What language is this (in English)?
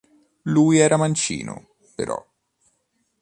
Italian